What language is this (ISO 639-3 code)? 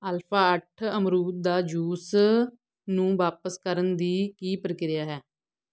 pan